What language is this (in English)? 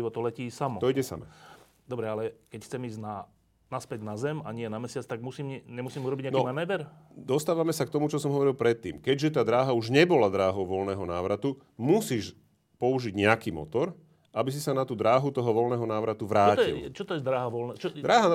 Slovak